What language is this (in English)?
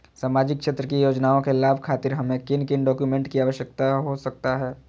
Magahi